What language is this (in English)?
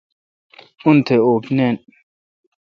Kalkoti